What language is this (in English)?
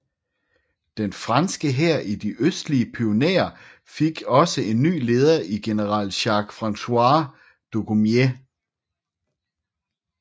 Danish